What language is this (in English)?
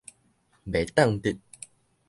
Min Nan Chinese